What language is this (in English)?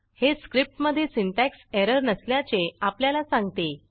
Marathi